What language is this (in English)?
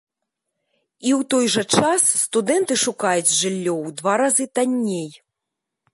Belarusian